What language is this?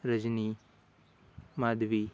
Marathi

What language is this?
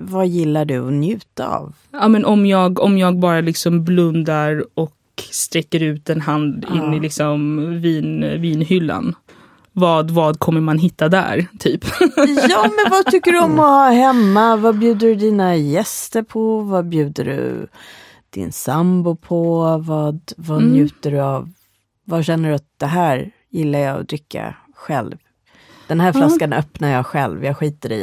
Swedish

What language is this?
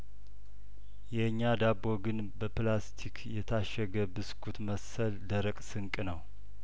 Amharic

